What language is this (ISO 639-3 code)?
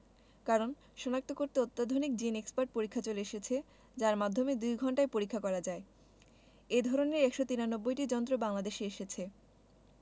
ben